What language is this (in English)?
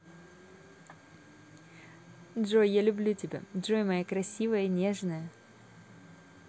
Russian